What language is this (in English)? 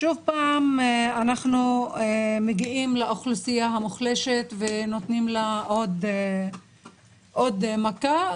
Hebrew